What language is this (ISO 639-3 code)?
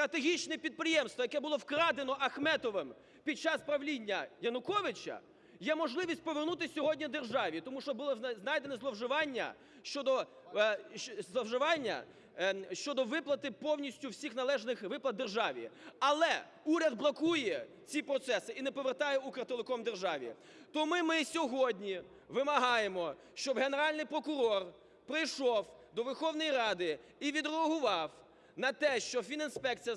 ukr